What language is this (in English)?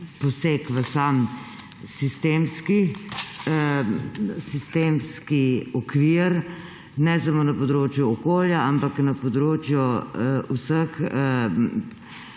Slovenian